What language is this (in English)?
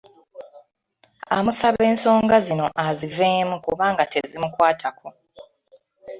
Ganda